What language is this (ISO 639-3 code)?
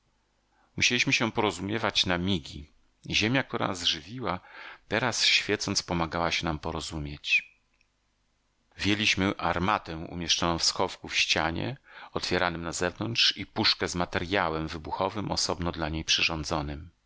pol